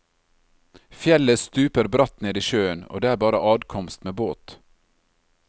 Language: Norwegian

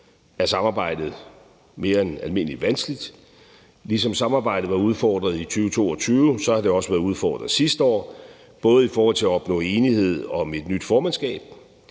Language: Danish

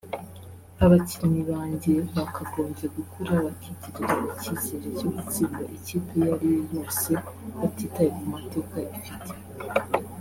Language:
Kinyarwanda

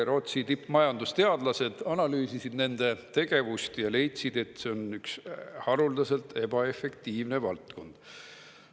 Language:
Estonian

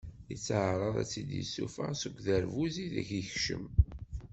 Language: Kabyle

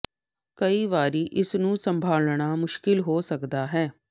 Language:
Punjabi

